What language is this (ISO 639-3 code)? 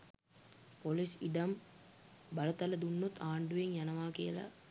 sin